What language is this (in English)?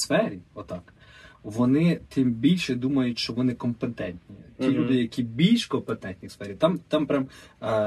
Ukrainian